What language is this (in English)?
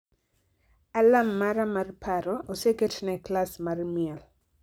Luo (Kenya and Tanzania)